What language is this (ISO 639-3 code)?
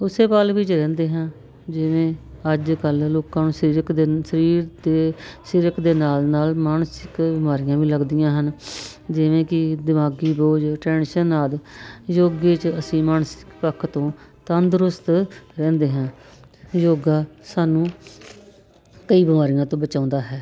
pan